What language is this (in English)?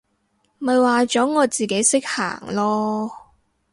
Cantonese